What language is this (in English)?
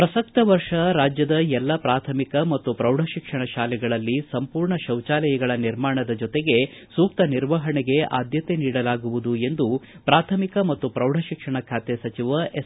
Kannada